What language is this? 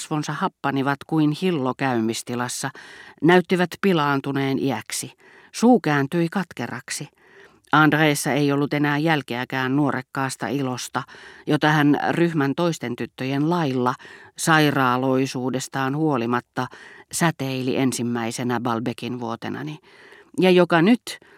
Finnish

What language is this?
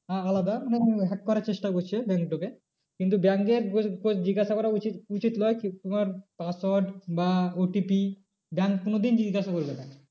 Bangla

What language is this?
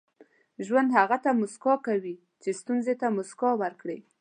Pashto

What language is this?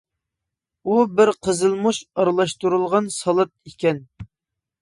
Uyghur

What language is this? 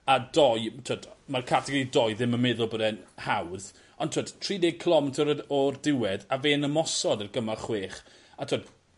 Welsh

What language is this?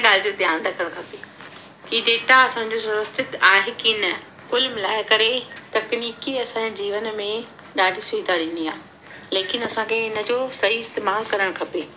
Sindhi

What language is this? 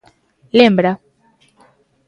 Galician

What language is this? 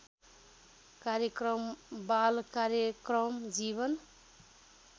Nepali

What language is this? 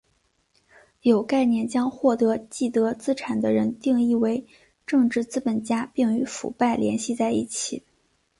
Chinese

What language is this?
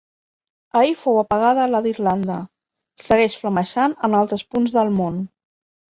Catalan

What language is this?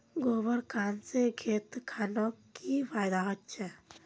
Magahi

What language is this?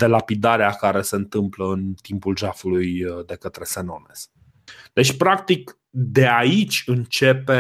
Romanian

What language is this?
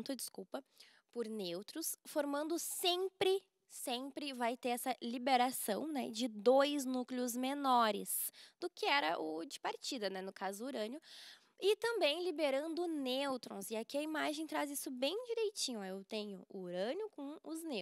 Portuguese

